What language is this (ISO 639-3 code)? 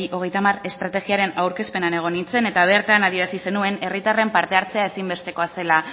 eus